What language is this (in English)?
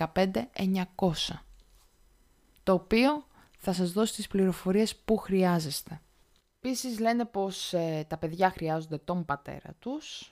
Greek